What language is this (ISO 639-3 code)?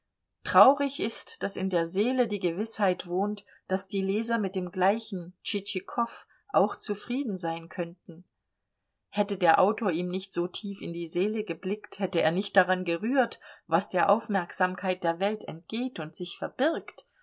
deu